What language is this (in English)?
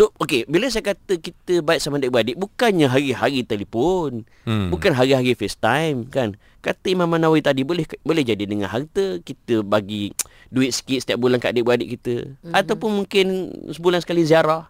Malay